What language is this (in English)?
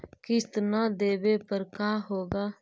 Magahi